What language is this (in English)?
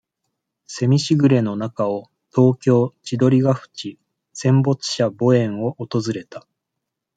Japanese